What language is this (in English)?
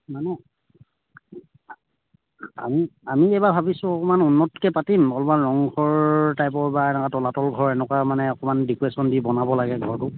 Assamese